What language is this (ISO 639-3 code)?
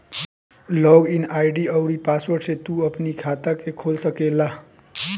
bho